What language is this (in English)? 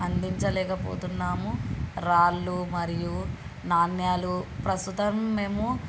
Telugu